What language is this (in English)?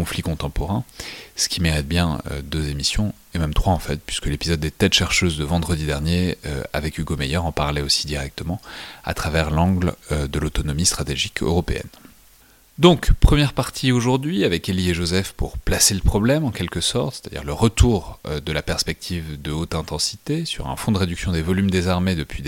French